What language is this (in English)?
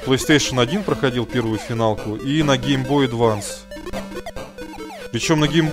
Russian